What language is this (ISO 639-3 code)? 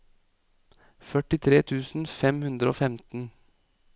nor